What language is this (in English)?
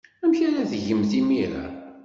Kabyle